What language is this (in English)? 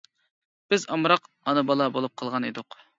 Uyghur